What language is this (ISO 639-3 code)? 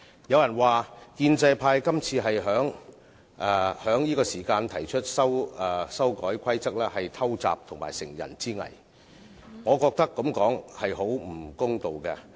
yue